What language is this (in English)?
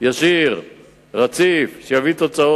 Hebrew